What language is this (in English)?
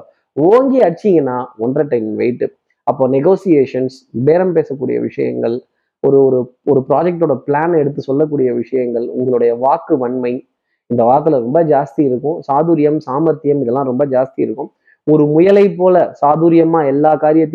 Tamil